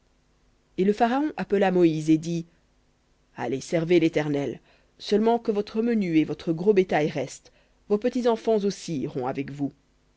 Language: French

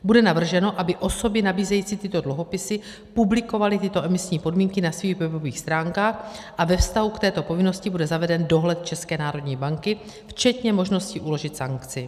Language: Czech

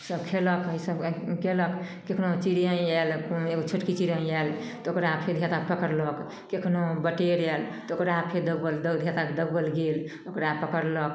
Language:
Maithili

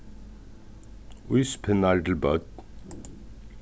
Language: Faroese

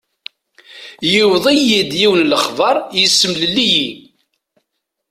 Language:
Kabyle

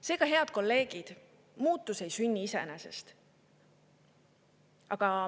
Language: Estonian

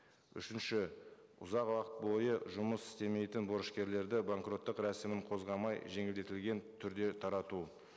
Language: Kazakh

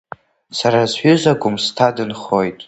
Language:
Abkhazian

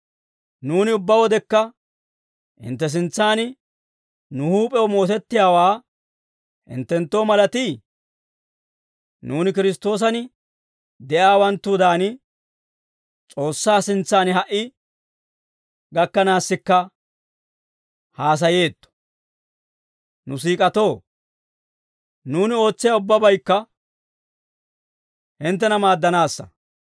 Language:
Dawro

